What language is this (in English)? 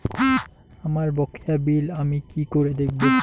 Bangla